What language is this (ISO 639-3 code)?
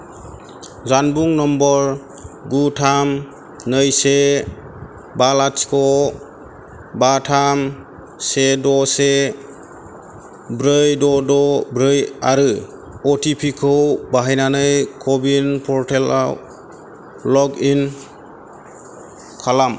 brx